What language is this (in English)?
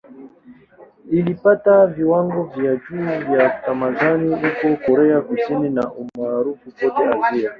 Swahili